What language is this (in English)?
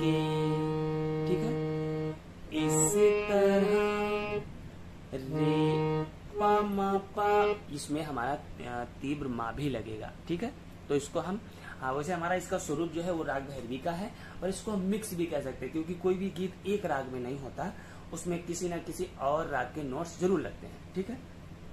Hindi